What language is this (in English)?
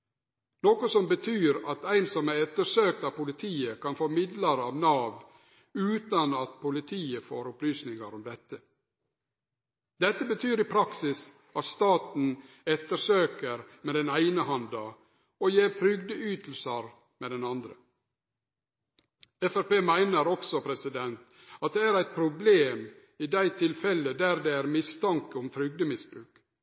Norwegian Nynorsk